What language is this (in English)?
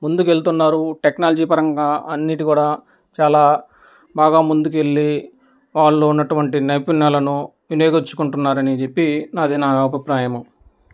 Telugu